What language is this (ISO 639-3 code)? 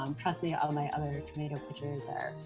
eng